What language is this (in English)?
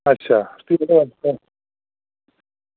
Dogri